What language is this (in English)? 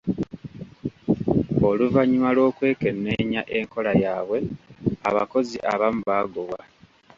Ganda